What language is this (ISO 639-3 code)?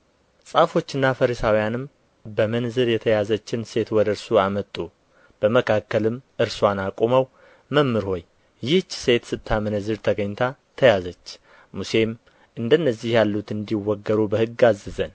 amh